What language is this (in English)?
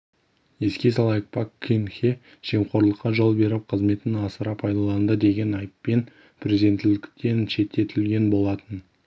Kazakh